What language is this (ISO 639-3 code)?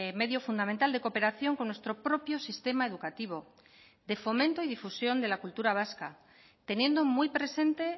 spa